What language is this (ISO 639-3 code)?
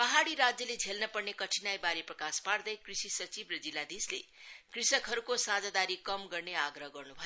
nep